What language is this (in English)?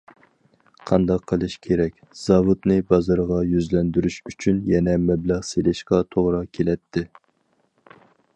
Uyghur